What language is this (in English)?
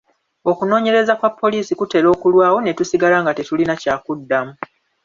Ganda